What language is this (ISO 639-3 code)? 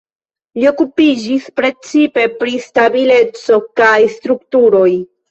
epo